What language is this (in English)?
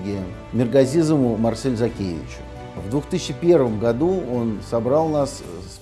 Russian